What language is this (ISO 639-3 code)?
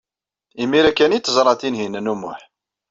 kab